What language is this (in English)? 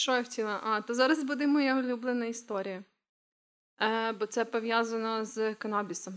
Ukrainian